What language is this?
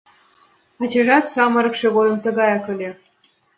Mari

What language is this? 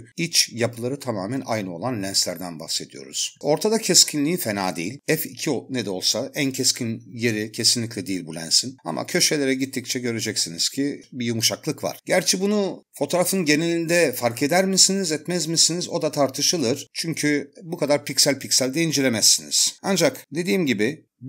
Turkish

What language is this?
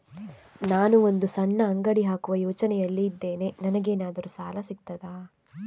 Kannada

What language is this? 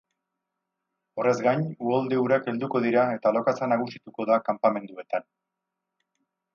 Basque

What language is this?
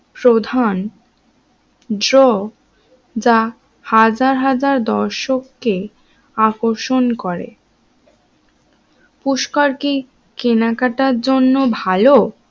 Bangla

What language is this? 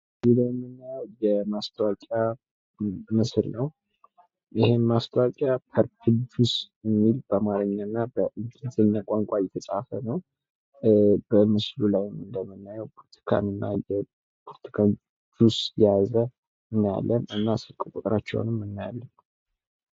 Amharic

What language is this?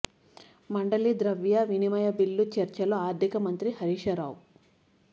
Telugu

